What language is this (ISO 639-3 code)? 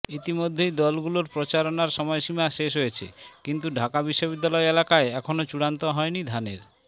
ben